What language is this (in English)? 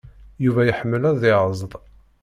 Kabyle